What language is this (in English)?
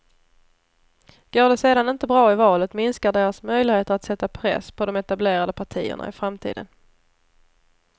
Swedish